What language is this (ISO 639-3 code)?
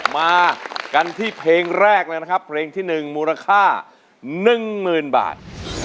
tha